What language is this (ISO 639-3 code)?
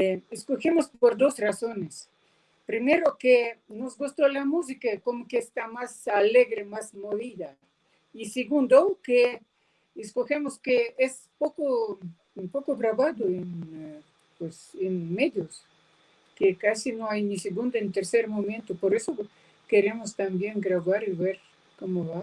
spa